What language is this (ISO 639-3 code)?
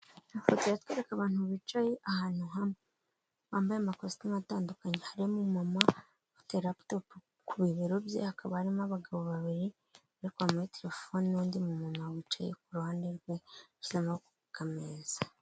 kin